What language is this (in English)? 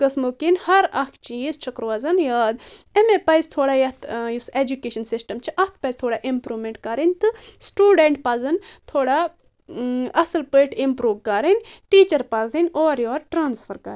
Kashmiri